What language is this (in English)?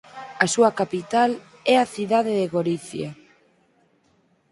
Galician